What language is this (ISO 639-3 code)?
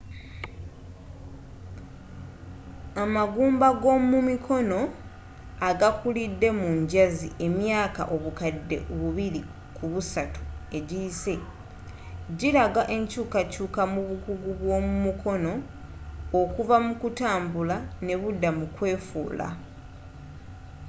lug